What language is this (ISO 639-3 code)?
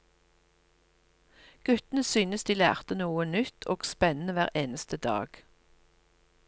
nor